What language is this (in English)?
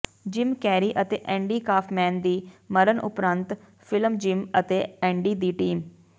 Punjabi